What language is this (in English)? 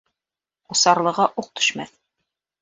Bashkir